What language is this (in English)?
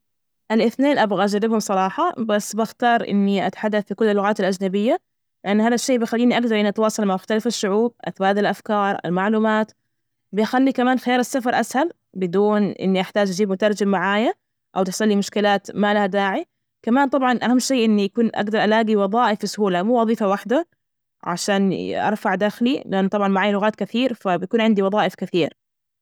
Najdi Arabic